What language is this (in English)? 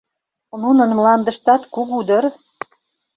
Mari